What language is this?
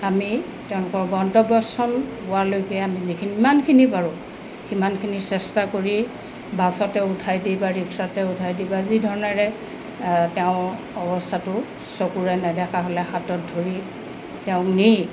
Assamese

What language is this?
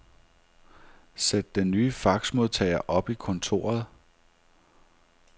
Danish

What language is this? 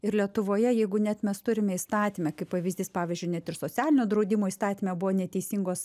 Lithuanian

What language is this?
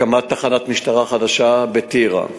Hebrew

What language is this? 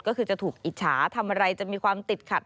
Thai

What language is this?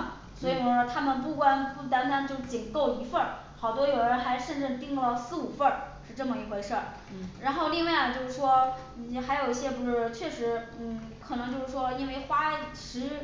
Chinese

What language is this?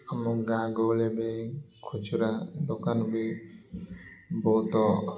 Odia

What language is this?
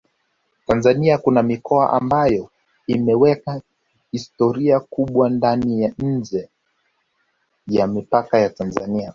Swahili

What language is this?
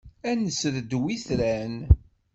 Kabyle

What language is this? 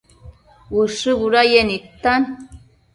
Matsés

